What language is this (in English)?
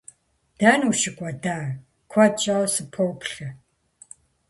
Kabardian